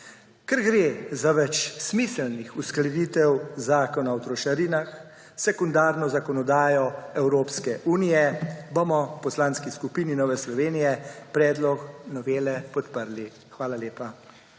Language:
Slovenian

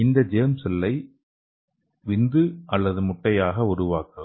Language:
Tamil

